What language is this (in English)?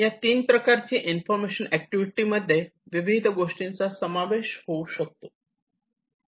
Marathi